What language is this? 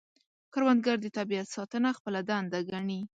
Pashto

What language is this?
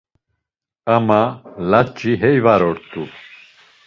Laz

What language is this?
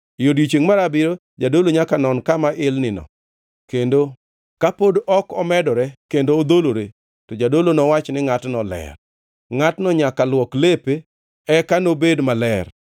Luo (Kenya and Tanzania)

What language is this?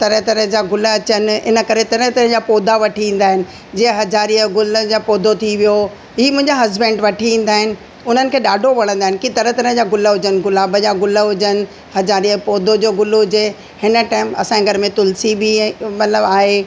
Sindhi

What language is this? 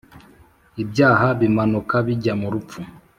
Kinyarwanda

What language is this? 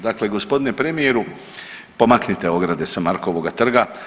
Croatian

